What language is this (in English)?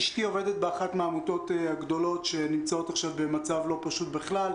Hebrew